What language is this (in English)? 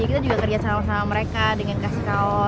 Indonesian